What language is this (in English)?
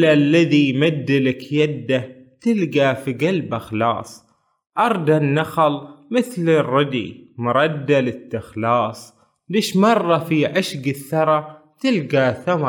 Arabic